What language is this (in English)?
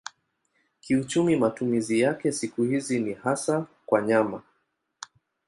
Swahili